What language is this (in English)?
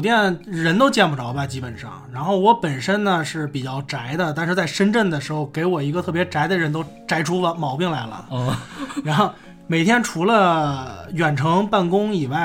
Chinese